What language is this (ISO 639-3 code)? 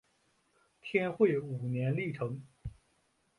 zho